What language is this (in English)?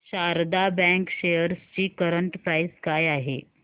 Marathi